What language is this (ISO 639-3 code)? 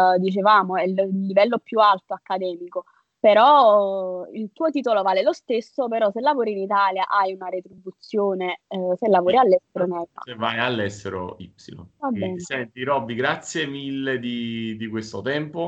ita